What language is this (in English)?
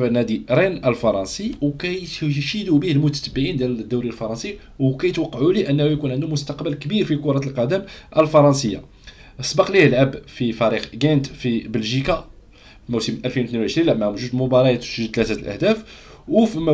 Arabic